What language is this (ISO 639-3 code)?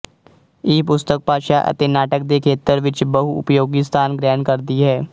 pan